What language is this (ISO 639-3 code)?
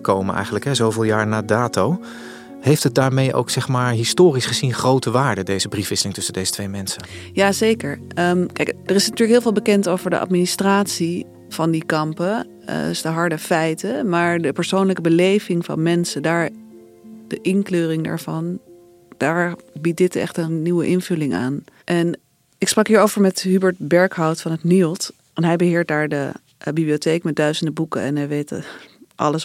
nld